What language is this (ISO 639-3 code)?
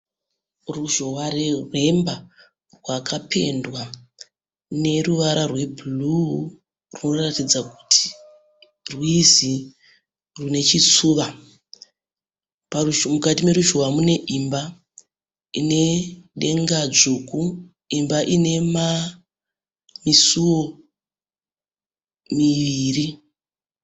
sna